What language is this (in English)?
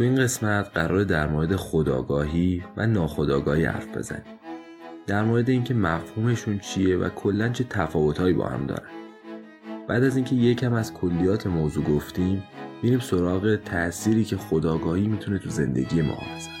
Persian